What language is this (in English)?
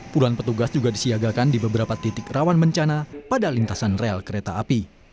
Indonesian